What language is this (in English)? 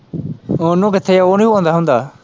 Punjabi